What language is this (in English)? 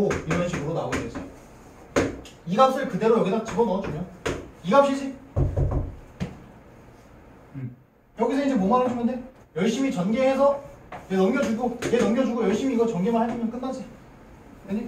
Korean